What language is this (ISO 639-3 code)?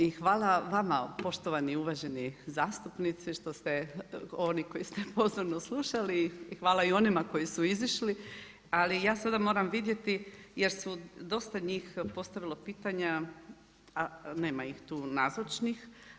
hrv